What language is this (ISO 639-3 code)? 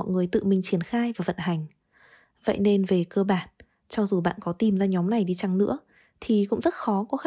vie